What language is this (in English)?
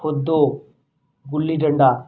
Punjabi